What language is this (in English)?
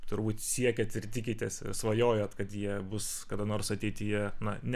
Lithuanian